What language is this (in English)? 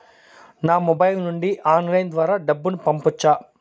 Telugu